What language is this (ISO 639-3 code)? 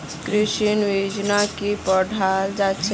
mag